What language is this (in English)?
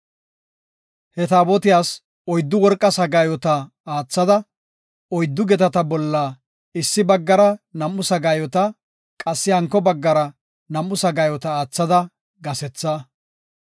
Gofa